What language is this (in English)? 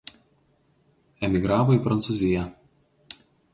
Lithuanian